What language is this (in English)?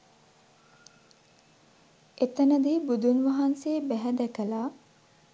Sinhala